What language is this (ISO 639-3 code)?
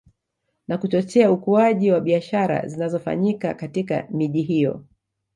swa